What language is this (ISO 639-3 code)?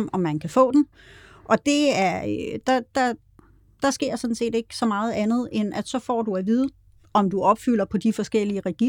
dan